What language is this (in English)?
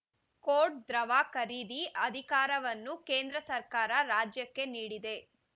Kannada